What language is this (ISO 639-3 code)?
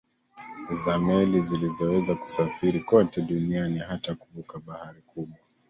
swa